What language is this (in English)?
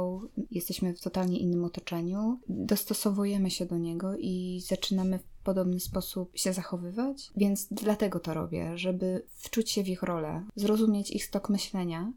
Polish